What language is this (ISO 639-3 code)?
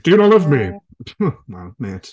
cym